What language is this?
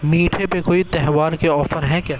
Urdu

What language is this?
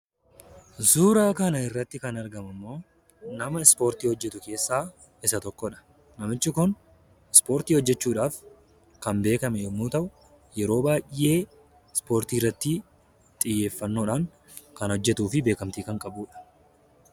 Oromo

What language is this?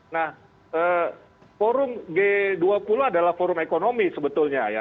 Indonesian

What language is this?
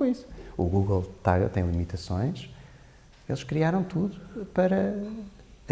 Portuguese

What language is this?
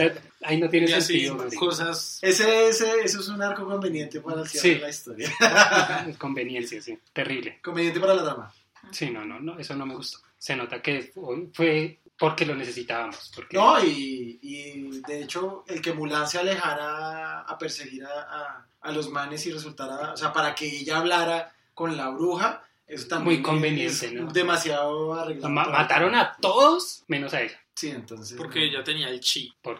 Spanish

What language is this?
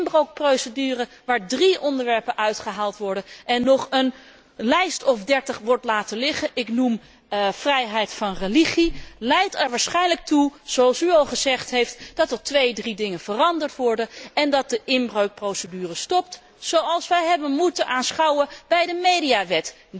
Dutch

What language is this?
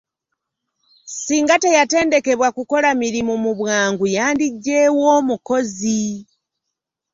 Ganda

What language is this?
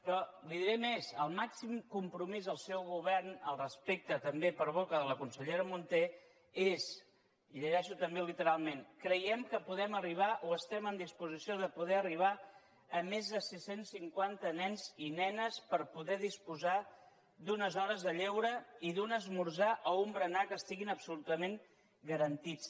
Catalan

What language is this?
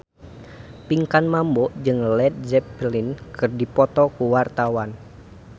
Sundanese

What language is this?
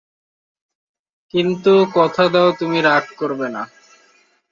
Bangla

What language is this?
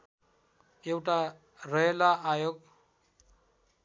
Nepali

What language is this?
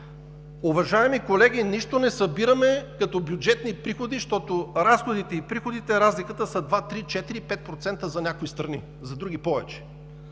Bulgarian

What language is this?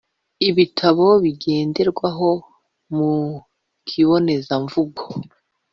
Kinyarwanda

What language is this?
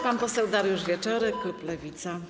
Polish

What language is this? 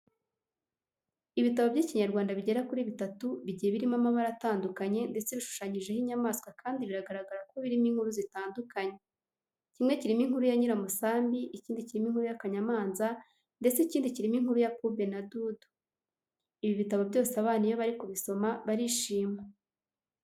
Kinyarwanda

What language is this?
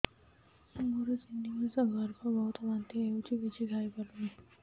Odia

